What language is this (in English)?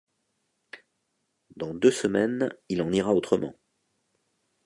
French